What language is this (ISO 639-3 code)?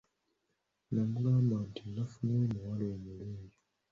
lug